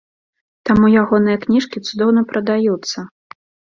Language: Belarusian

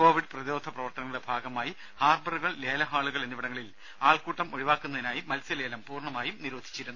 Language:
Malayalam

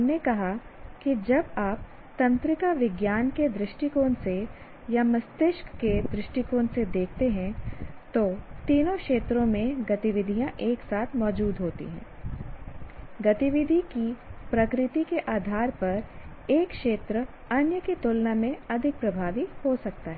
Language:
Hindi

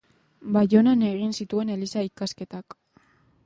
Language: Basque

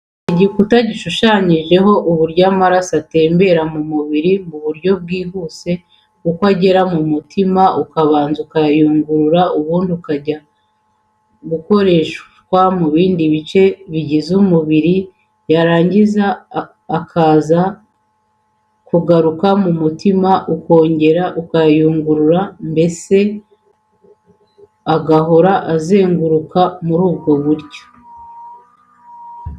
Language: Kinyarwanda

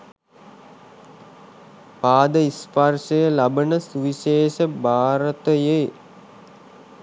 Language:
Sinhala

